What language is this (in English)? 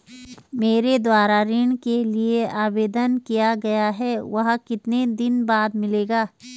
Hindi